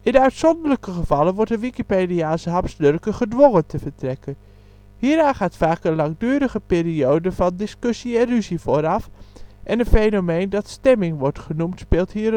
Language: Dutch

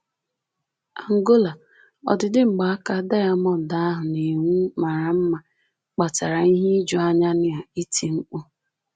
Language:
Igbo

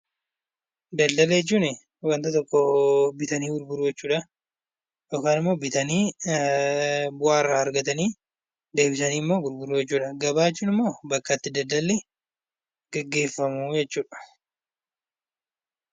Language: Oromo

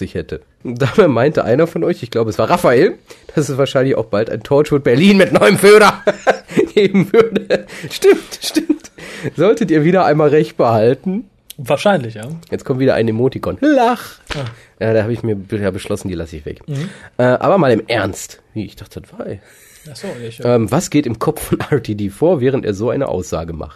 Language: German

